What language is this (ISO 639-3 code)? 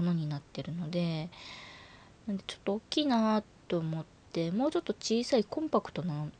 jpn